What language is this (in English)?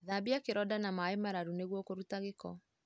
Kikuyu